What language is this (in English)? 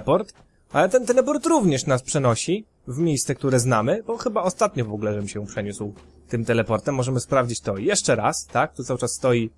Polish